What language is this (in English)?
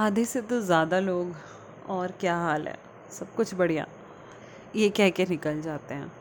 Hindi